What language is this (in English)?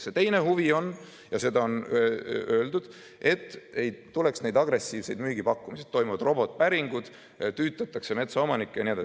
Estonian